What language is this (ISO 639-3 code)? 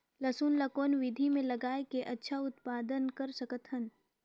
hne